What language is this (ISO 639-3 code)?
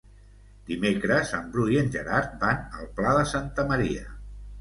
cat